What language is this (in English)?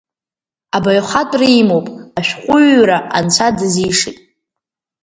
Abkhazian